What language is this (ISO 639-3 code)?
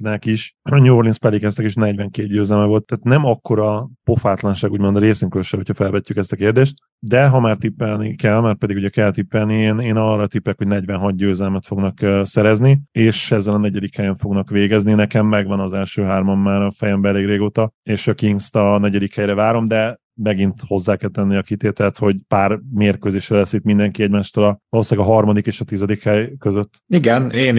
hun